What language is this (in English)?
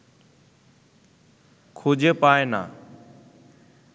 Bangla